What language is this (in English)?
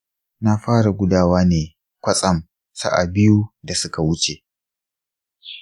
Hausa